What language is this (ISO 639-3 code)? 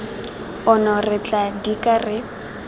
tsn